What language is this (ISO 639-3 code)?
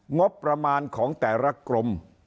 tha